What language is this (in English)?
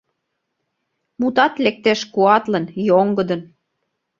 Mari